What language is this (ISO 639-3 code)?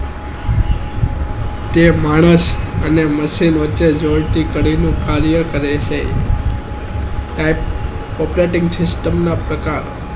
guj